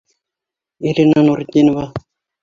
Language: Bashkir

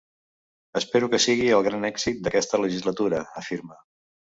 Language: Catalan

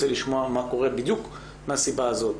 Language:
Hebrew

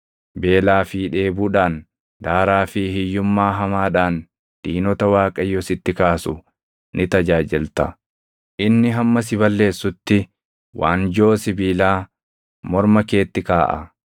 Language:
Oromo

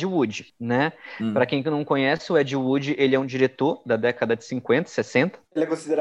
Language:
Portuguese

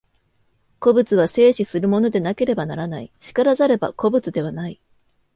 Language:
Japanese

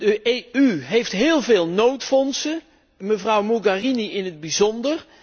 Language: Dutch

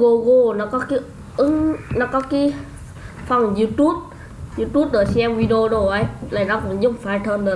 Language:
Vietnamese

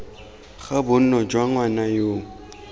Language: Tswana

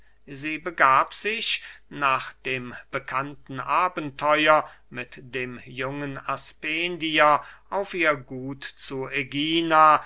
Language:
German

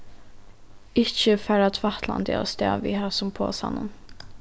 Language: Faroese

